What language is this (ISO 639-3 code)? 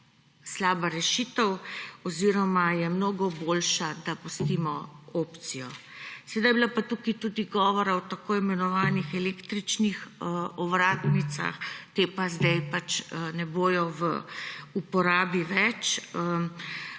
slv